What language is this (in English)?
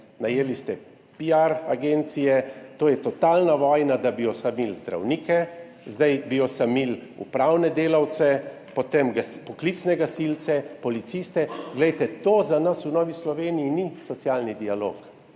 Slovenian